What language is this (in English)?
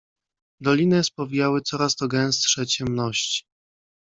Polish